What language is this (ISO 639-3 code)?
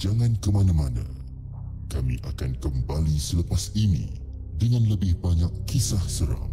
msa